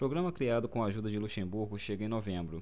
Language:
Portuguese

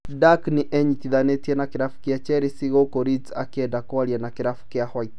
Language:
Kikuyu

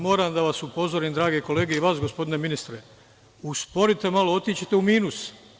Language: Serbian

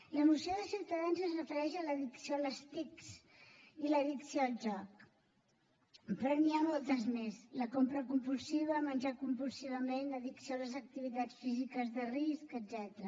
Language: Catalan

